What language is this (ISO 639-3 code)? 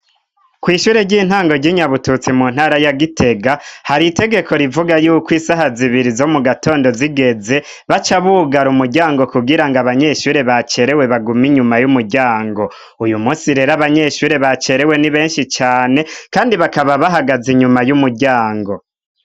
run